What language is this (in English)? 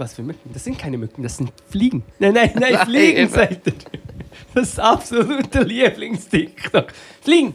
German